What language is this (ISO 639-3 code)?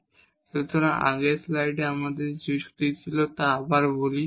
ben